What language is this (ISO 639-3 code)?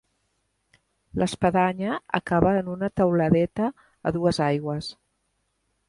cat